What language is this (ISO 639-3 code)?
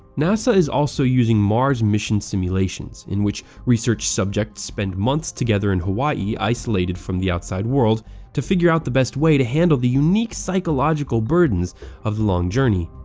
eng